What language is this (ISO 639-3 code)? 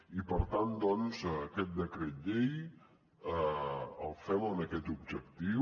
cat